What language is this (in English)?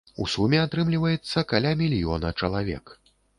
Belarusian